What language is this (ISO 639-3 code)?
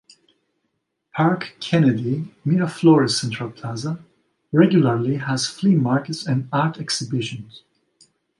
eng